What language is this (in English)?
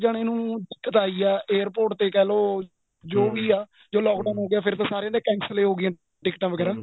Punjabi